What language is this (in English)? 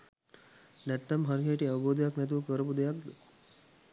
Sinhala